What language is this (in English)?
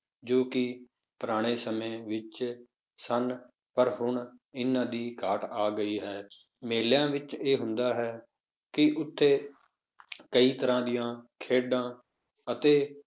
Punjabi